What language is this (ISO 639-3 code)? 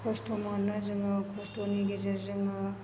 brx